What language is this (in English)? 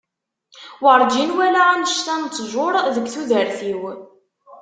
Kabyle